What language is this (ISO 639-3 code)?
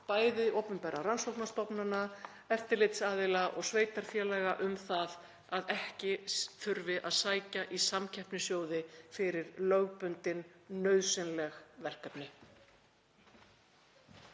isl